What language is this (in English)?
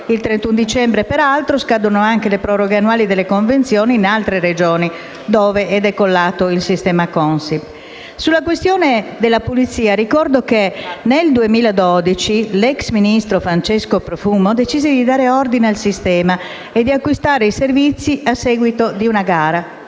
Italian